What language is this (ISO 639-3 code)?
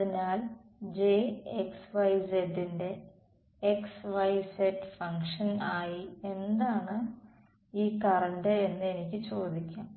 mal